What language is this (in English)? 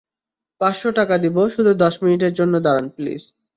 Bangla